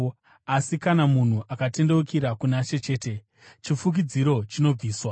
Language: Shona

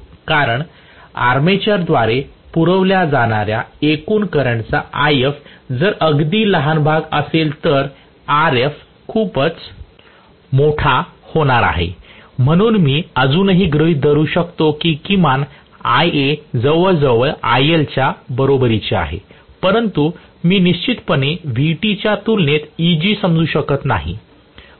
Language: Marathi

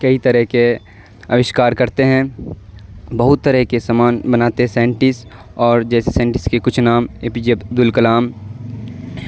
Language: Urdu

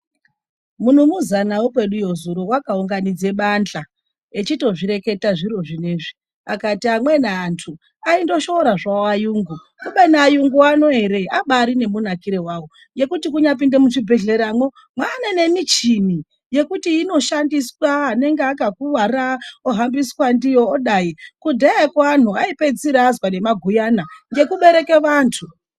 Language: Ndau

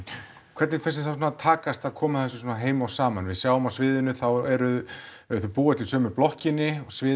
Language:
Icelandic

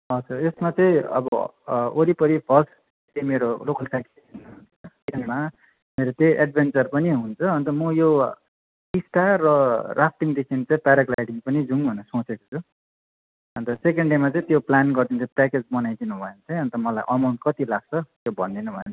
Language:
Nepali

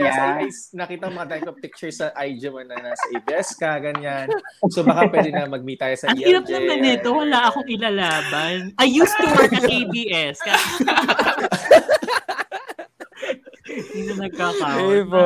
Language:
Filipino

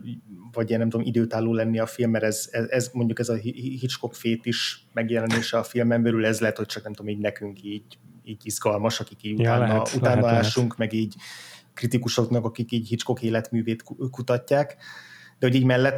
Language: Hungarian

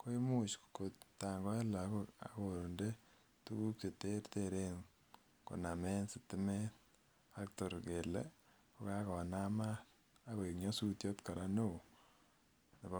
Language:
Kalenjin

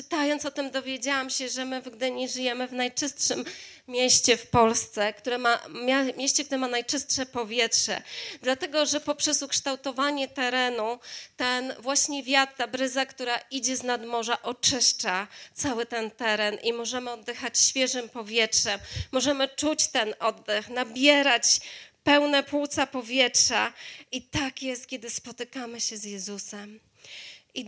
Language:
Polish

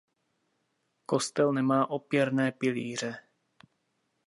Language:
Czech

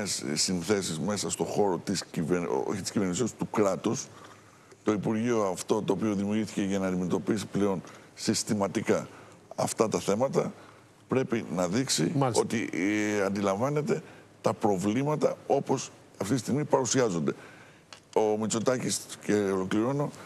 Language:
Greek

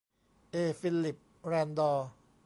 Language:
Thai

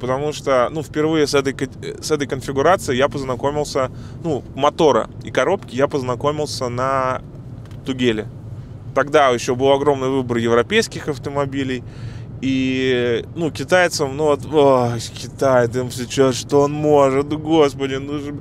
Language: Russian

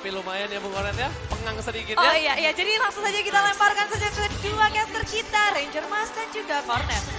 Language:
Indonesian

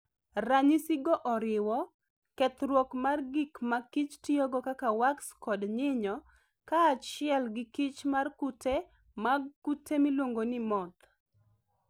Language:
Luo (Kenya and Tanzania)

